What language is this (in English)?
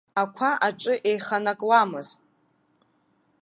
Abkhazian